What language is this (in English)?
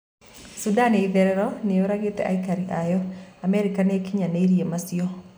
Kikuyu